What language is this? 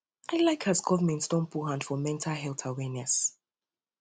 Nigerian Pidgin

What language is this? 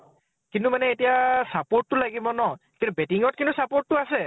Assamese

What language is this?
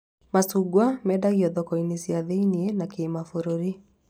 Kikuyu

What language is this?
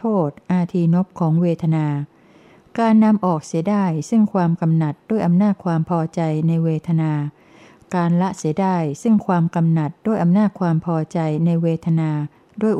Thai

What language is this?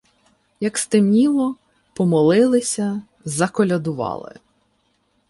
Ukrainian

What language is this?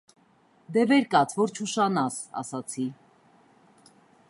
Armenian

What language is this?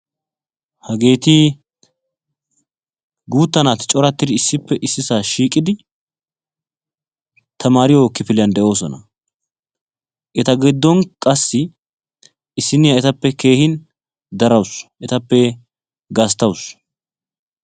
Wolaytta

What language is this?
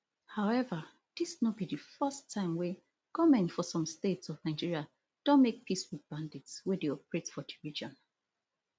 Nigerian Pidgin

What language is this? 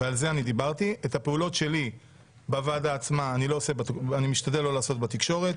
Hebrew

